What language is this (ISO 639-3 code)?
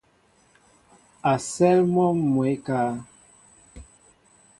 mbo